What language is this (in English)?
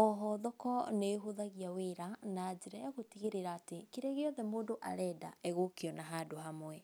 Kikuyu